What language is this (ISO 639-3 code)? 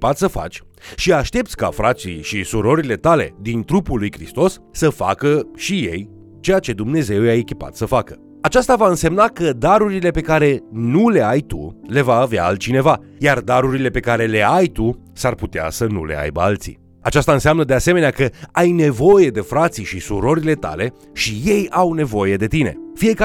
ron